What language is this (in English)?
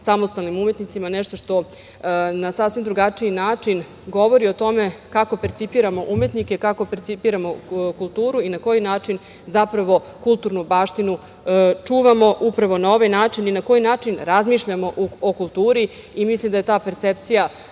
Serbian